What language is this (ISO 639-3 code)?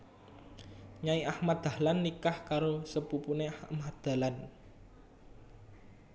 jav